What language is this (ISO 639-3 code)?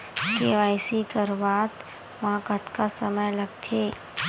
hne